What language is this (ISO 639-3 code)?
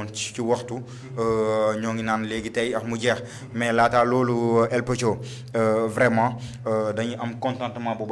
fra